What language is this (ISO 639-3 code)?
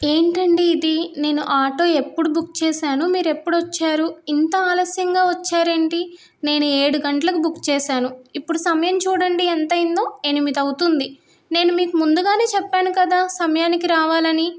tel